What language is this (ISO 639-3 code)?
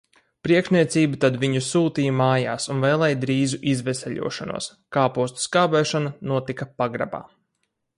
lav